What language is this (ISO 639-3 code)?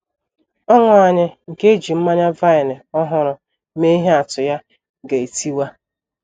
ibo